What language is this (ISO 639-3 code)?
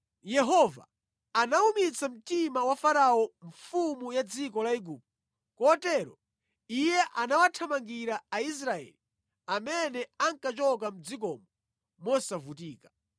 nya